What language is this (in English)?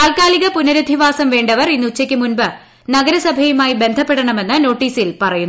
Malayalam